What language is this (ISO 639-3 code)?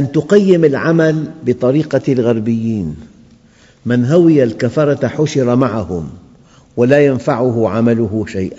ara